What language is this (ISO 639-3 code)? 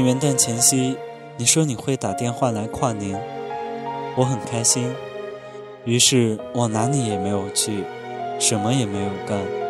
zho